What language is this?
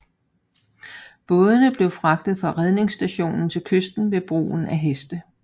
Danish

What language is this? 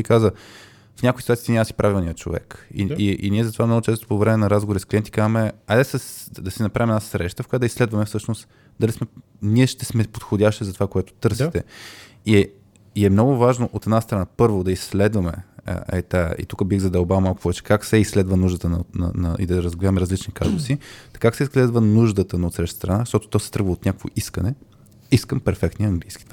Bulgarian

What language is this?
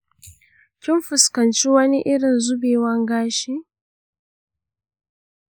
Hausa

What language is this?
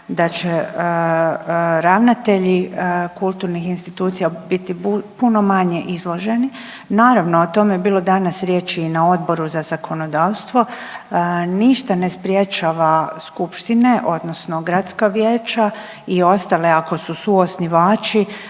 Croatian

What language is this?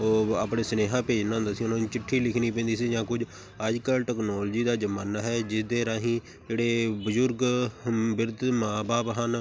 Punjabi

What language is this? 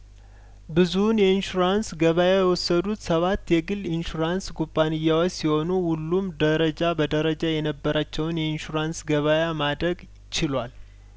Amharic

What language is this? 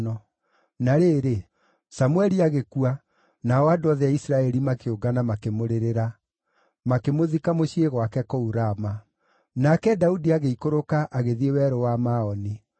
Kikuyu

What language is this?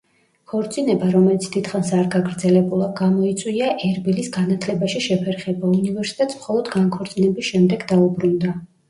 Georgian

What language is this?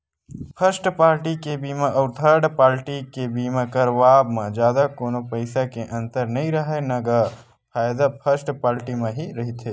Chhattisgarhi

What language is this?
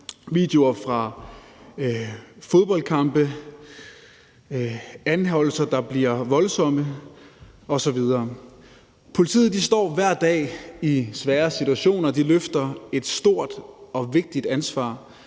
Danish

